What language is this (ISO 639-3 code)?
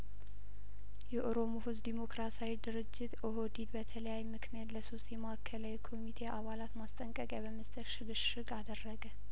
amh